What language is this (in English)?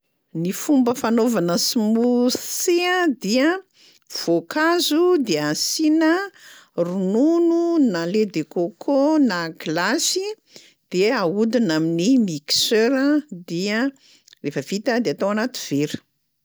Malagasy